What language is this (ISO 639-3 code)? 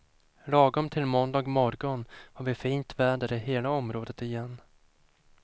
swe